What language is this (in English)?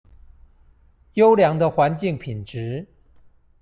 Chinese